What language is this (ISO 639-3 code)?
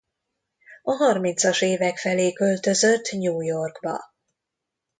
hun